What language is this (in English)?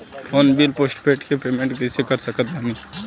Bhojpuri